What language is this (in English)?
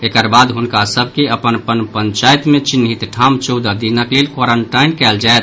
Maithili